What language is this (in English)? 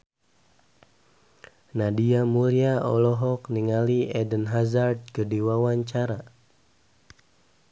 Sundanese